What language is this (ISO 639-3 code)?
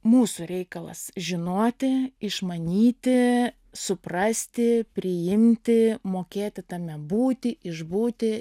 lit